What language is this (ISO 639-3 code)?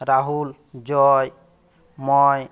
ben